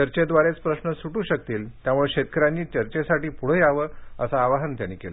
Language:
Marathi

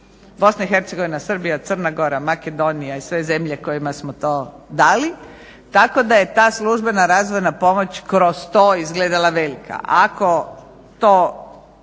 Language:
Croatian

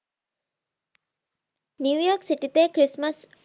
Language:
Bangla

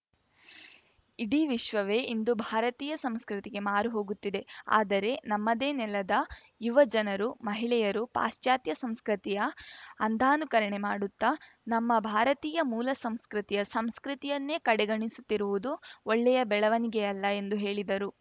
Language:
Kannada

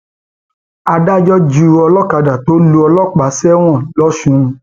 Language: Yoruba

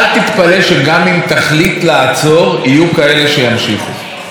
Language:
Hebrew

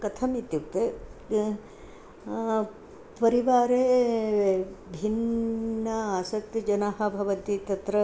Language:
Sanskrit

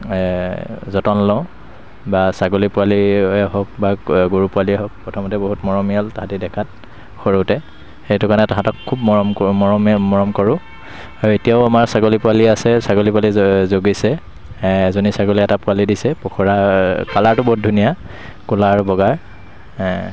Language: Assamese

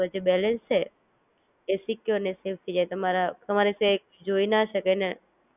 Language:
Gujarati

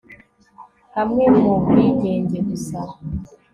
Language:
Kinyarwanda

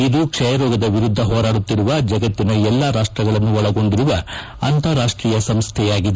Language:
Kannada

